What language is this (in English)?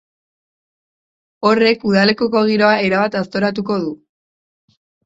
Basque